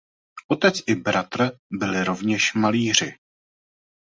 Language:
Czech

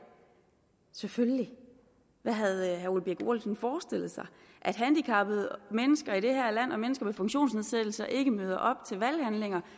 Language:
Danish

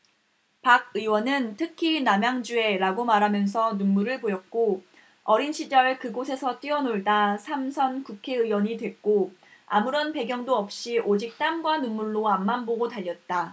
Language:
Korean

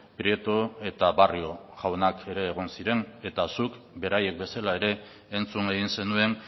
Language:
Basque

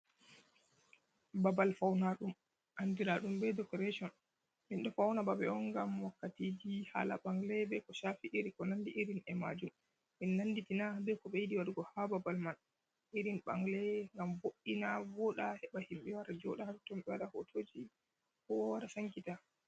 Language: Fula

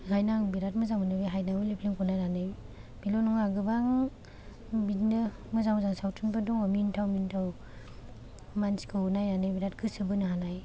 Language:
Bodo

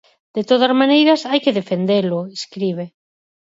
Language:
Galician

